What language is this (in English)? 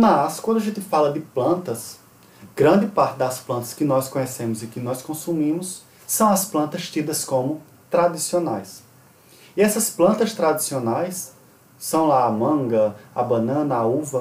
Portuguese